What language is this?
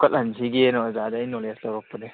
Manipuri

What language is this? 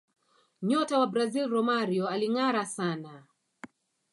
Swahili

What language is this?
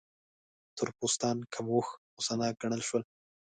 Pashto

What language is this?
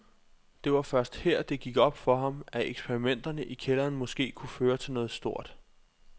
Danish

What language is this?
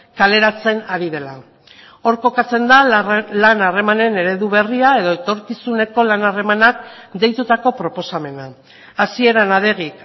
Basque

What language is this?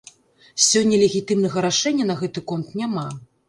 Belarusian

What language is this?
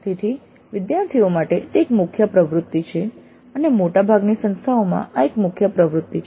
Gujarati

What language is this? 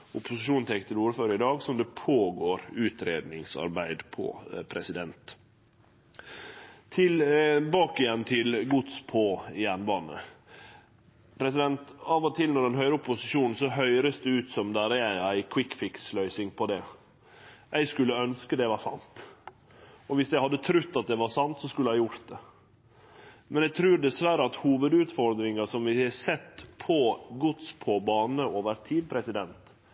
Norwegian Nynorsk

